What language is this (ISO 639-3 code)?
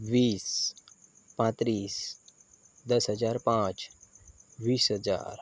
guj